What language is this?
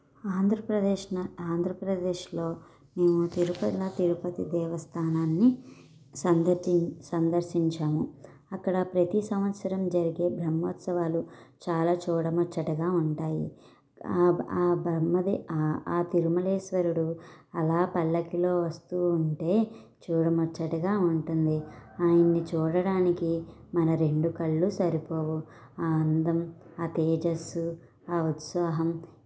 Telugu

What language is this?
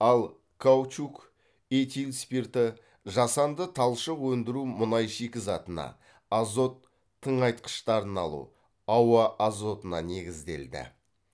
Kazakh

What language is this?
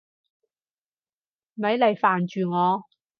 Cantonese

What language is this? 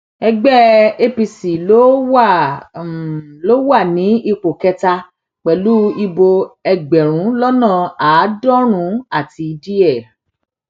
Yoruba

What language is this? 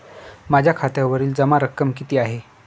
Marathi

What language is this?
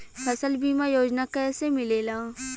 Bhojpuri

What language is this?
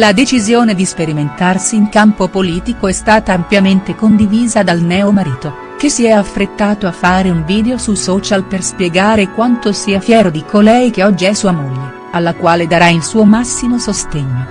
Italian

